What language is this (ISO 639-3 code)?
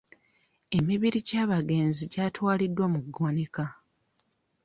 lug